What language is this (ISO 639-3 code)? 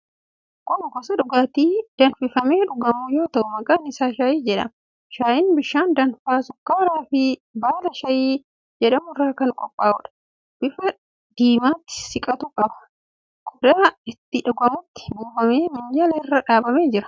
orm